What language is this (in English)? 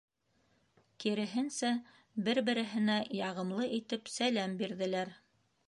Bashkir